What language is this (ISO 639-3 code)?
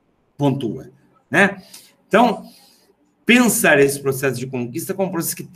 por